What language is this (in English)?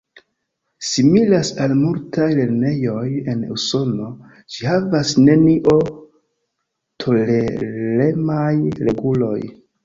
Esperanto